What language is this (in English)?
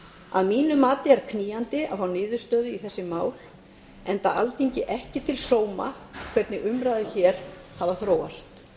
Icelandic